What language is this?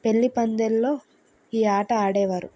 Telugu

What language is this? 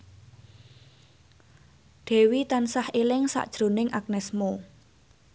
Javanese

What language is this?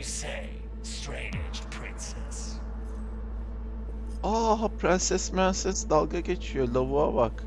Turkish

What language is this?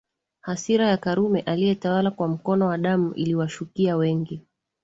Swahili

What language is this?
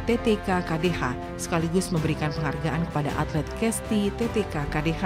Indonesian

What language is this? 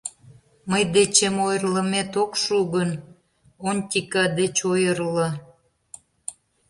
Mari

